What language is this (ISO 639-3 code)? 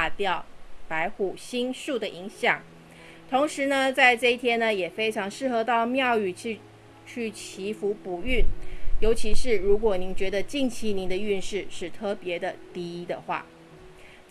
zho